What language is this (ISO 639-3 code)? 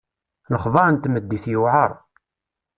kab